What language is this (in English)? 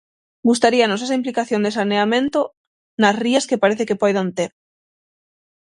Galician